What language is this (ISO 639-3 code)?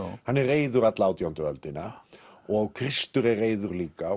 isl